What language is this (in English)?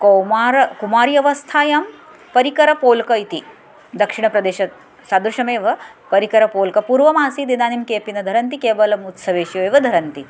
Sanskrit